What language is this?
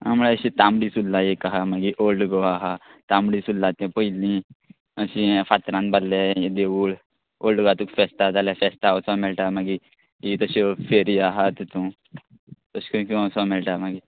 Konkani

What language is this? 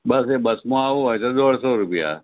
Gujarati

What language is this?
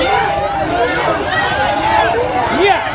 Thai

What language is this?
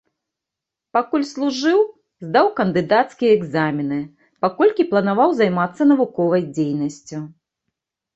Belarusian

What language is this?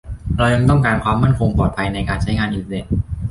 Thai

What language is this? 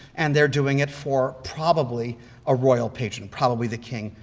English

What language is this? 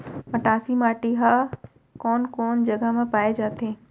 Chhattisgarhi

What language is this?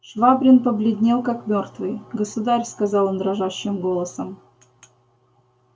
Russian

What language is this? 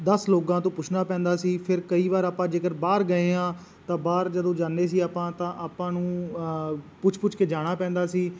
Punjabi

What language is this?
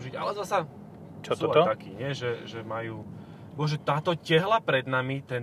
Slovak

